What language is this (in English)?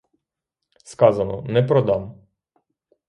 Ukrainian